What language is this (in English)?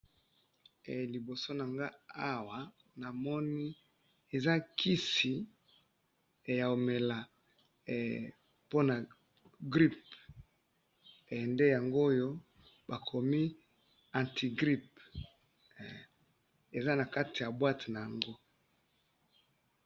Lingala